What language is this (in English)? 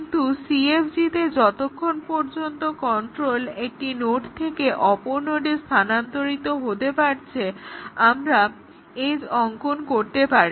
Bangla